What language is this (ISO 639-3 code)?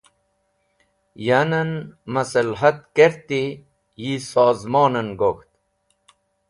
wbl